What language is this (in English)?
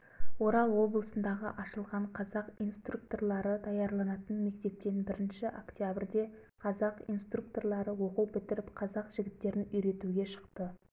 Kazakh